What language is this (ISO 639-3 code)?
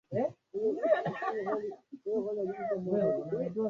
swa